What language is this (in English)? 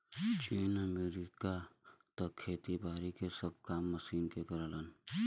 Bhojpuri